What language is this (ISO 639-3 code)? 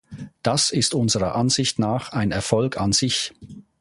deu